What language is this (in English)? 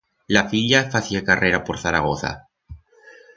Aragonese